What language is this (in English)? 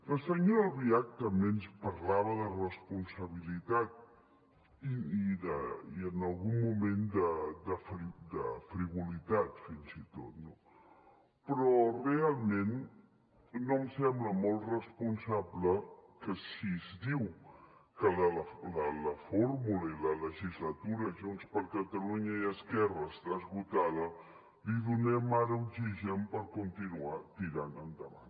Catalan